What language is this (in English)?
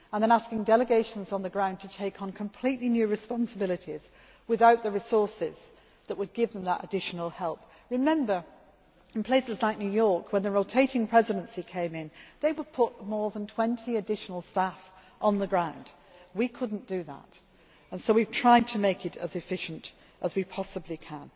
English